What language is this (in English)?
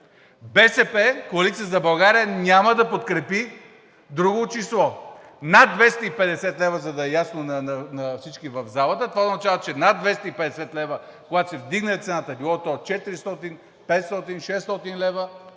Bulgarian